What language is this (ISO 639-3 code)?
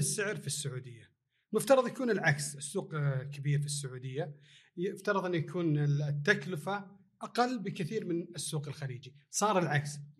ara